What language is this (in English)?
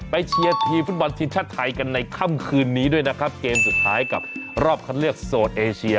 Thai